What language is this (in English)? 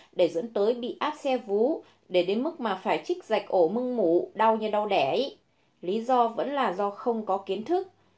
Vietnamese